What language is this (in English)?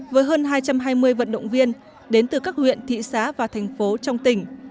Vietnamese